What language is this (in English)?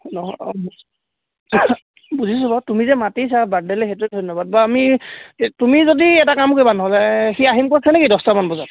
Assamese